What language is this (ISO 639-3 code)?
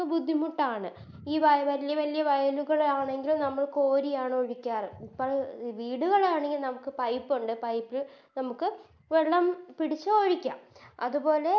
mal